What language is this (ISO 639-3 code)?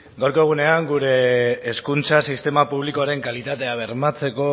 eus